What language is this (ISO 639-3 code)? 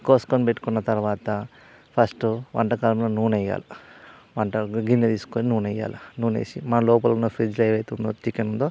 tel